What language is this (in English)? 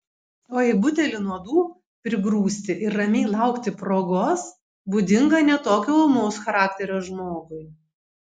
Lithuanian